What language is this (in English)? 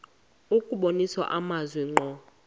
Xhosa